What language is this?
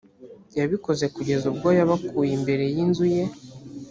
Kinyarwanda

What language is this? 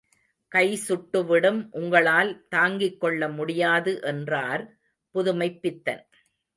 Tamil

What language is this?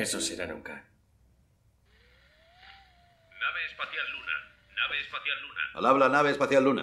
Spanish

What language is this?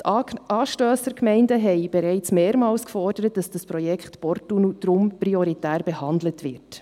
Swiss German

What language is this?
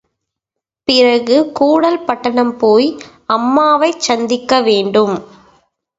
Tamil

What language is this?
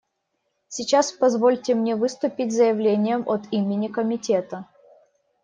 Russian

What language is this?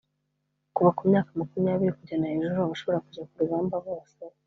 Kinyarwanda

